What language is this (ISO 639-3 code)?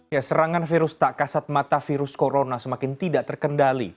ind